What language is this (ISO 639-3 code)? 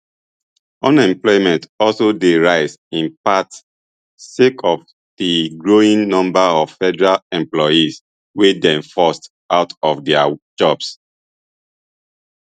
pcm